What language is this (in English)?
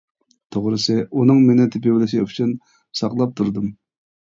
Uyghur